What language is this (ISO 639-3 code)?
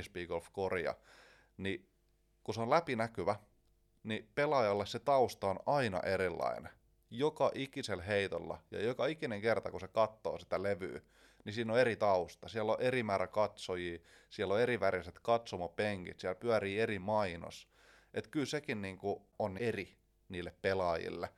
fin